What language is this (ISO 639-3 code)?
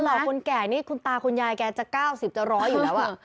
tha